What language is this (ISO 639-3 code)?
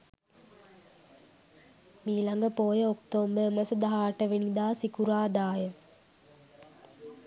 sin